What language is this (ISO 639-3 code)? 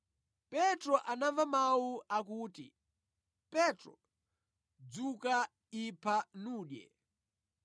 nya